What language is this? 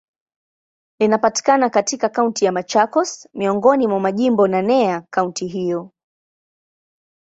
Swahili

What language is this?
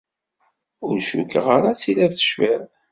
Kabyle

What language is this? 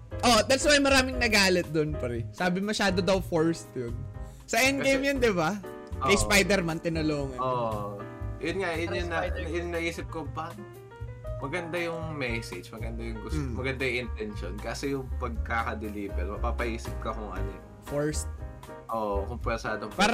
Filipino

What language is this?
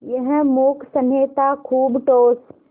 Hindi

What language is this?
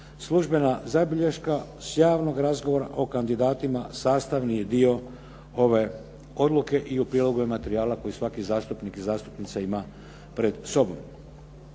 Croatian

